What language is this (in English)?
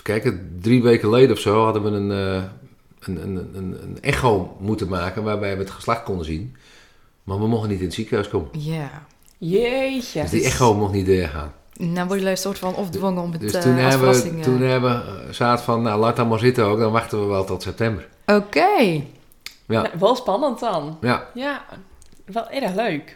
Dutch